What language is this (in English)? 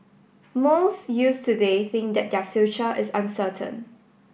English